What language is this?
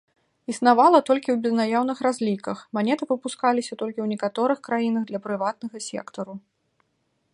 Belarusian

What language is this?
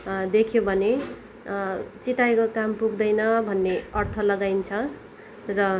Nepali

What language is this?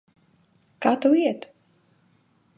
Latvian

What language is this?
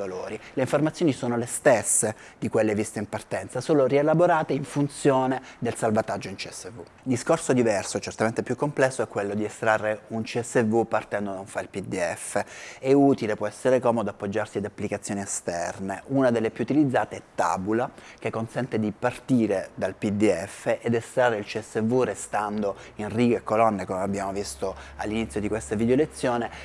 Italian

